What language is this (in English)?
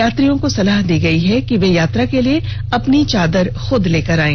Hindi